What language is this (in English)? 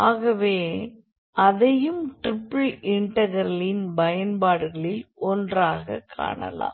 Tamil